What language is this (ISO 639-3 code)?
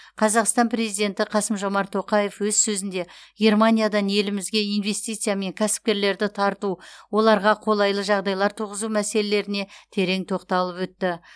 kaz